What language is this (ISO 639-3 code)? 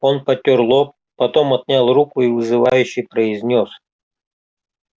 rus